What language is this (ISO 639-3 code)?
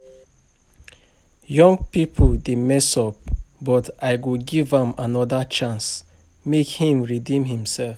pcm